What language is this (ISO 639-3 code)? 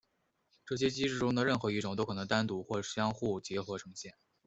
zho